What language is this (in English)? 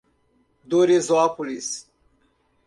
Portuguese